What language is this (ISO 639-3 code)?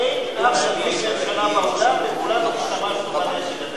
heb